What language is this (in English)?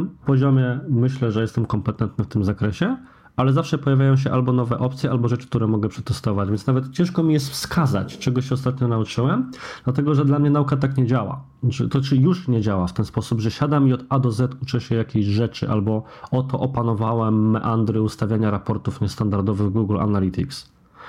Polish